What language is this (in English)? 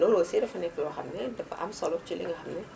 Wolof